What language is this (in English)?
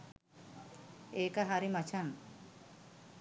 Sinhala